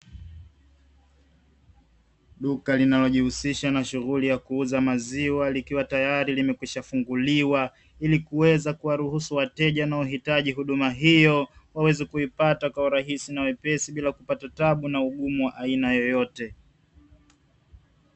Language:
Swahili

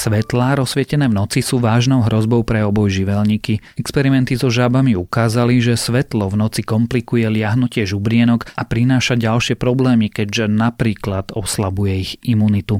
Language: Slovak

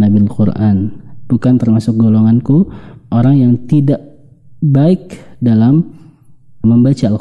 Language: Indonesian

